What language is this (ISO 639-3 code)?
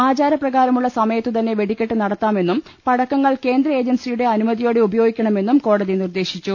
mal